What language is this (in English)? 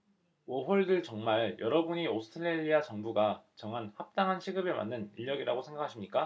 Korean